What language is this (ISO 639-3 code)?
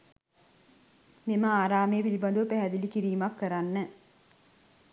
sin